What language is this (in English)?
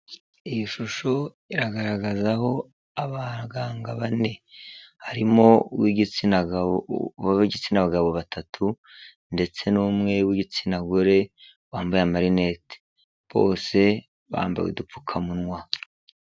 Kinyarwanda